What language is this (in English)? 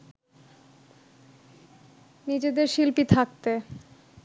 Bangla